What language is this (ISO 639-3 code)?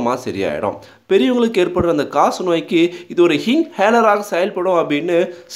tam